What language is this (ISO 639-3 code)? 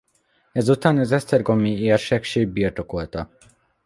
hun